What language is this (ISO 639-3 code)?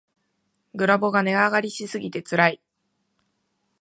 jpn